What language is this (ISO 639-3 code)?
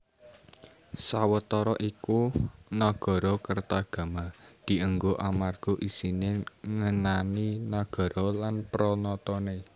jav